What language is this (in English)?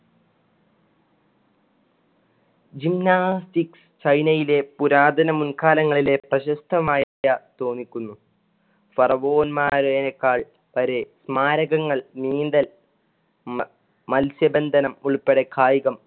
Malayalam